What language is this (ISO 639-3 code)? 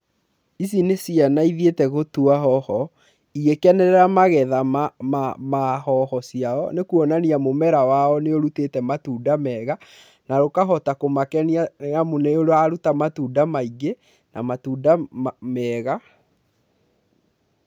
kik